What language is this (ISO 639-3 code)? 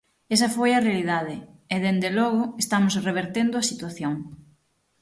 glg